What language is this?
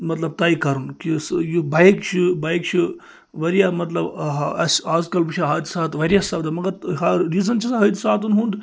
Kashmiri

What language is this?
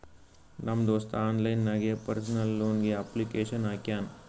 Kannada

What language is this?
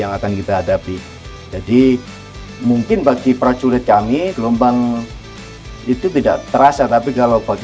Indonesian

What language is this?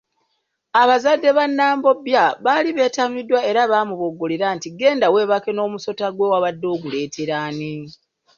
Ganda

